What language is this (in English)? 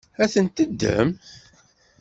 Kabyle